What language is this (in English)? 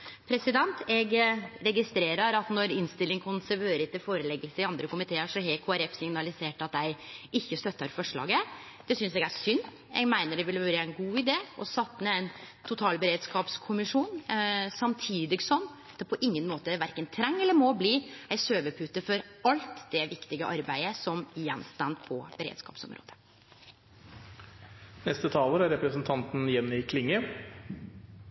Norwegian Nynorsk